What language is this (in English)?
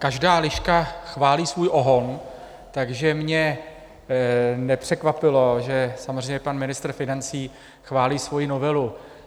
Czech